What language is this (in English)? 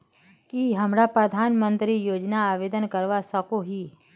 Magahi